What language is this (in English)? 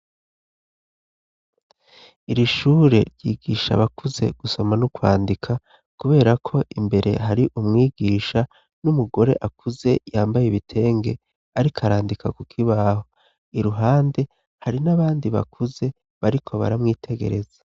Rundi